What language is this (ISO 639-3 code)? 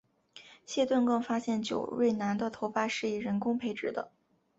zho